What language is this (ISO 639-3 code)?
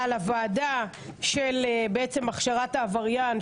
heb